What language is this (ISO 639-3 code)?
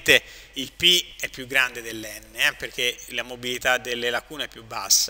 ita